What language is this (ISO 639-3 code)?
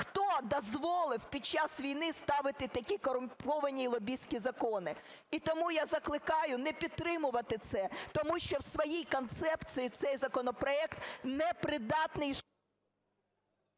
ukr